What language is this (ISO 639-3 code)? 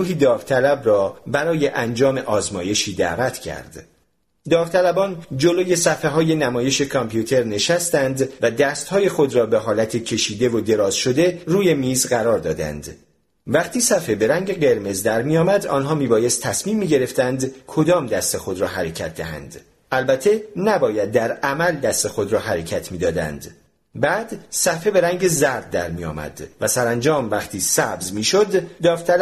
fas